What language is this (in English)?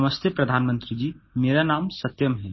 Hindi